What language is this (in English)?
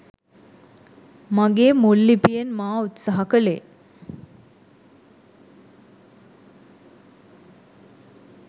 Sinhala